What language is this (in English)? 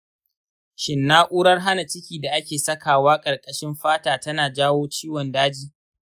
Hausa